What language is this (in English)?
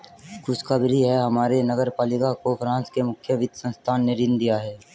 Hindi